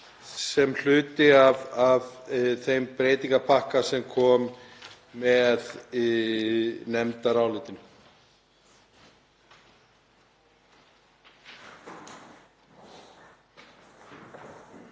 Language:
Icelandic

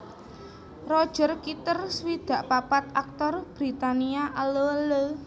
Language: Javanese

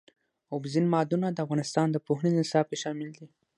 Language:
Pashto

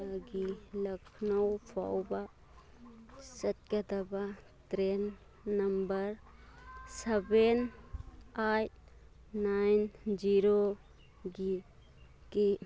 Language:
Manipuri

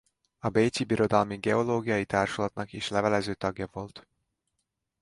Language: Hungarian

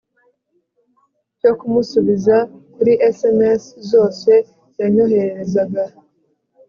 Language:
Kinyarwanda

